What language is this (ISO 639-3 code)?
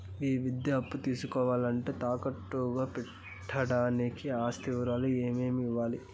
tel